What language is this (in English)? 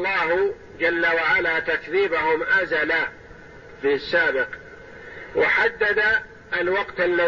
Arabic